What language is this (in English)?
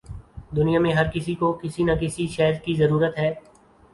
Urdu